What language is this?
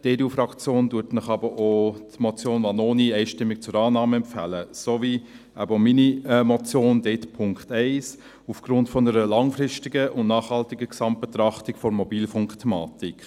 Swiss German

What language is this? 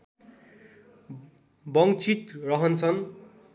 Nepali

